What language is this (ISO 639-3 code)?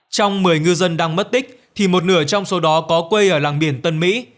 vie